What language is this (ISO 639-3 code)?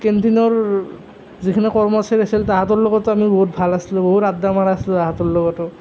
asm